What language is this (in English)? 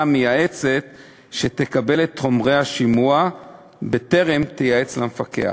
Hebrew